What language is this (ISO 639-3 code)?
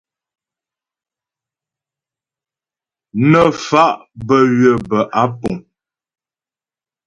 bbj